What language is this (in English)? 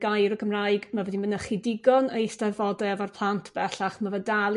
Welsh